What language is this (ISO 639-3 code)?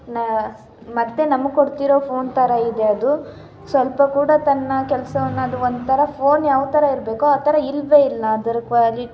kan